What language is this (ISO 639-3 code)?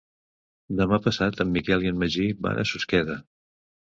cat